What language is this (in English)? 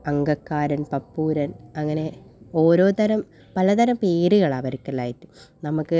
Malayalam